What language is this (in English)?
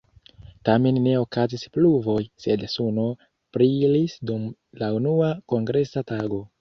Esperanto